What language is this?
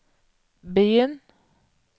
Norwegian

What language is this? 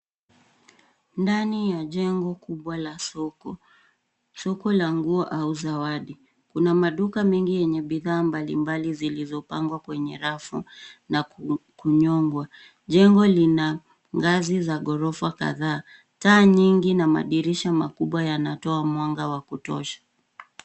Swahili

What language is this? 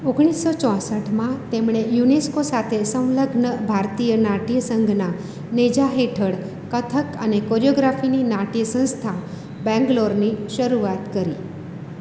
Gujarati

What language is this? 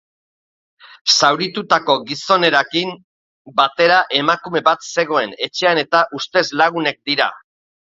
Basque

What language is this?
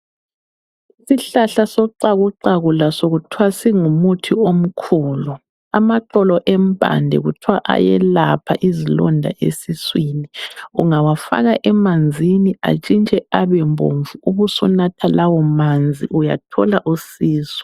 North Ndebele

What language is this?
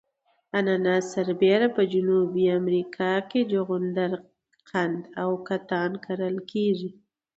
Pashto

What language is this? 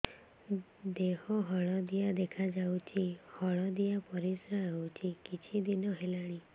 Odia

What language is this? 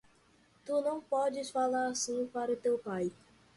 Portuguese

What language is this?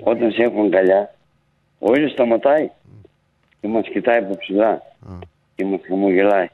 Greek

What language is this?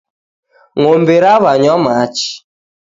Taita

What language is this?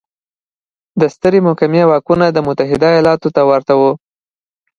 Pashto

